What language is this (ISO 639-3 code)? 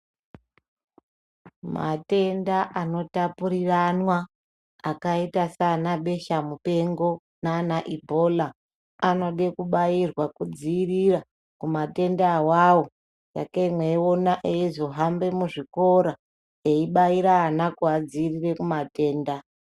ndc